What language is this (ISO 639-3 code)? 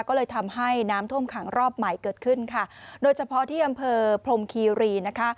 tha